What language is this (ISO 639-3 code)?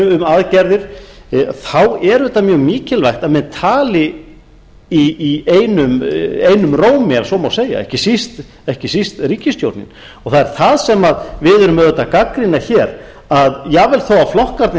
isl